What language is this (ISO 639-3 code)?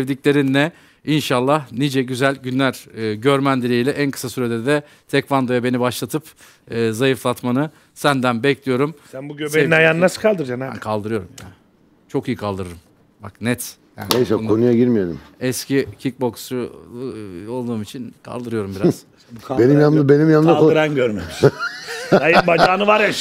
tur